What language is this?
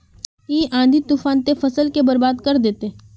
Magahi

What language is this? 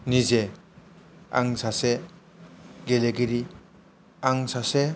Bodo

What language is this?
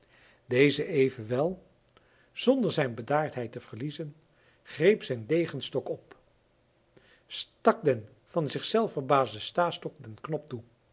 Dutch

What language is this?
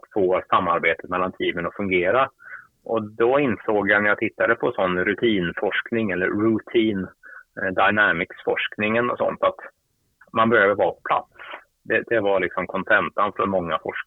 Swedish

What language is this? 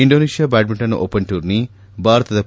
Kannada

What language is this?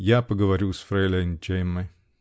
Russian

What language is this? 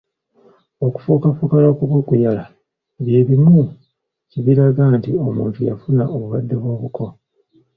Ganda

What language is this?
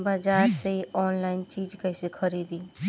Bhojpuri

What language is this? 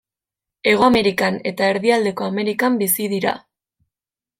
Basque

